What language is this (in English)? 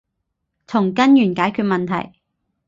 Cantonese